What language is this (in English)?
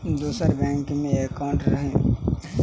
Maithili